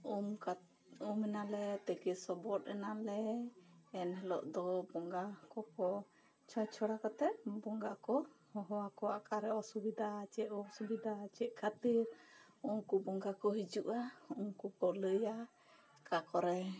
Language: Santali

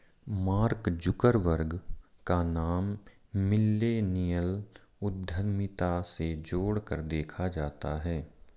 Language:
Hindi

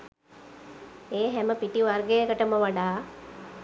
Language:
Sinhala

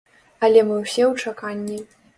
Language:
Belarusian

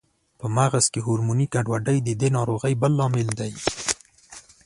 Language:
Pashto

